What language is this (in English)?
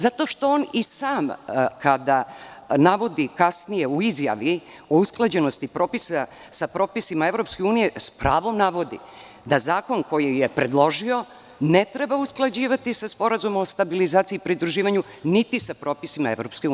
Serbian